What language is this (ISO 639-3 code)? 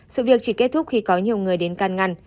vie